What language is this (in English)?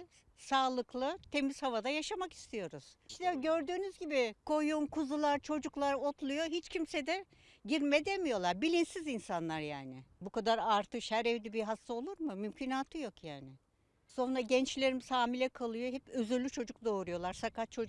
Turkish